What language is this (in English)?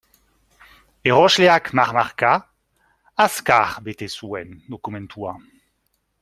Basque